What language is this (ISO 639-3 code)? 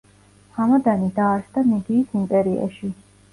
kat